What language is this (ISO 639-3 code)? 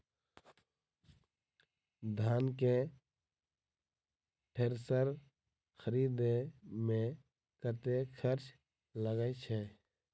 mai